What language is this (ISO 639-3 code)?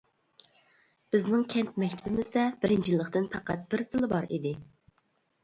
uig